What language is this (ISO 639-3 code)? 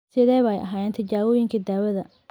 som